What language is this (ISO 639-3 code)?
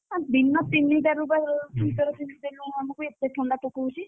ori